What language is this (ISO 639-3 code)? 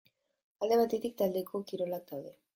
eus